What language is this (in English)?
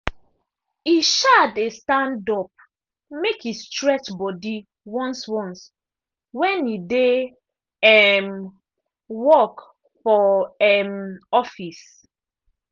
Nigerian Pidgin